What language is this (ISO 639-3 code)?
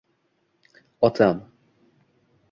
uzb